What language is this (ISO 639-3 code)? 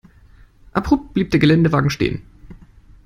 deu